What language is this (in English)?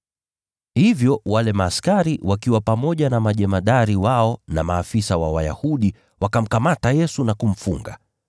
Swahili